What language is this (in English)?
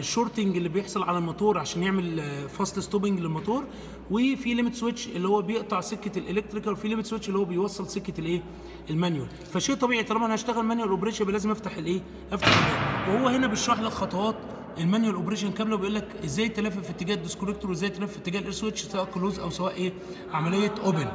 Arabic